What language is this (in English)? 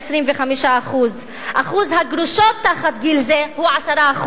Hebrew